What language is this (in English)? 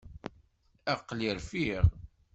Kabyle